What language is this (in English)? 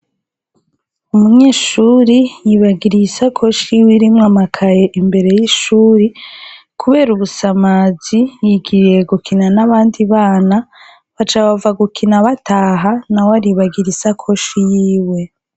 Rundi